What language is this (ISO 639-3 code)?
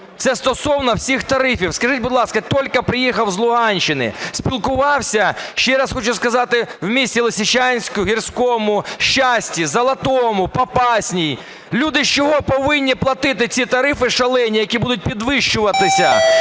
ukr